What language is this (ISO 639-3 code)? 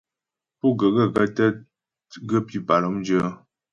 bbj